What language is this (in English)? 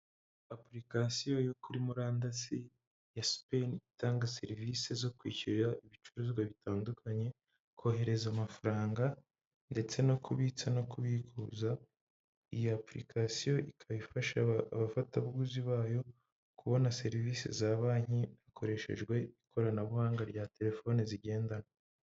Kinyarwanda